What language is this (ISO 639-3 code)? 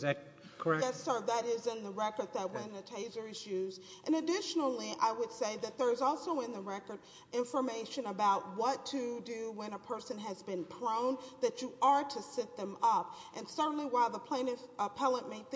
eng